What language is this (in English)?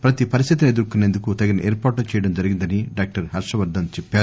Telugu